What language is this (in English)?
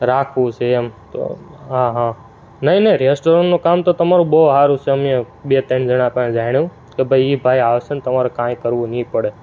Gujarati